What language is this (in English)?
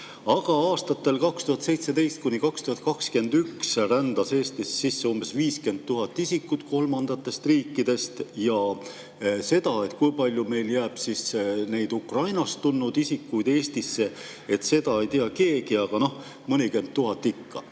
Estonian